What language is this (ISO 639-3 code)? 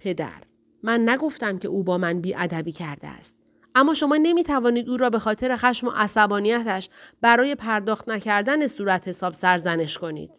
fas